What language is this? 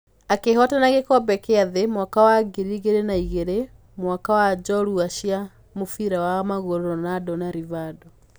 Kikuyu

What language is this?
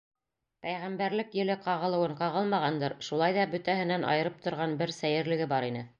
Bashkir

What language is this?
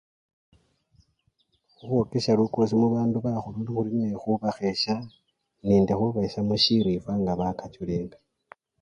Luyia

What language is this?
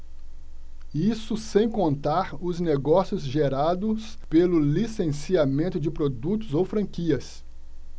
Portuguese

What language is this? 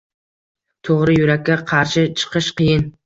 Uzbek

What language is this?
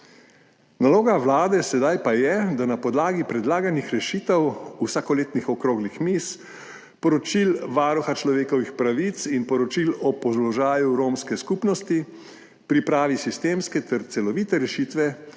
Slovenian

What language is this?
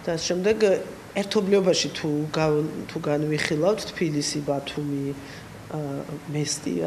Arabic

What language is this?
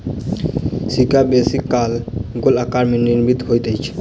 Maithili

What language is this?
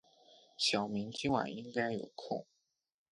Chinese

